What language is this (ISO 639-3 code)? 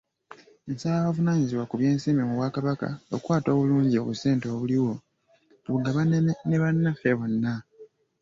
lug